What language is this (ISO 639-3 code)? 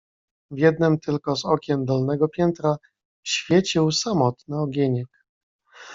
pol